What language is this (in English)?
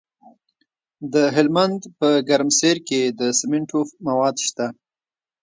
Pashto